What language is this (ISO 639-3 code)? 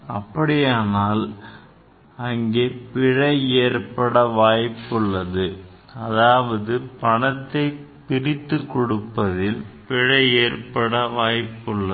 tam